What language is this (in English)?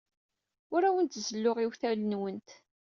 Kabyle